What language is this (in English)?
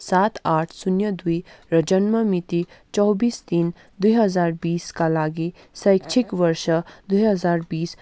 Nepali